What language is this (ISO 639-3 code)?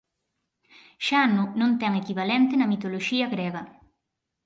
glg